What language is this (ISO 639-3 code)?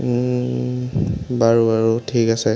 asm